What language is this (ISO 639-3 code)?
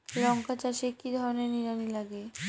ben